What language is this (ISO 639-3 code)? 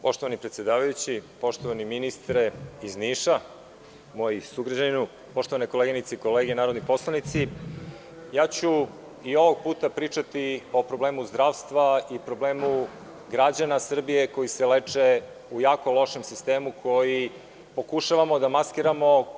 srp